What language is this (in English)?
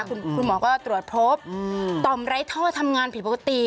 Thai